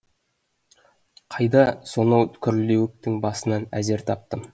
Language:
Kazakh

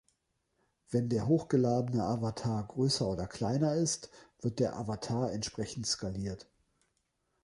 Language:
German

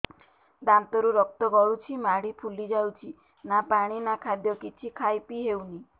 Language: Odia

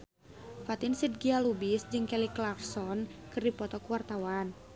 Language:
Sundanese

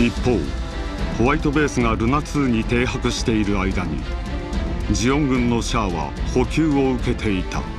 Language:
Japanese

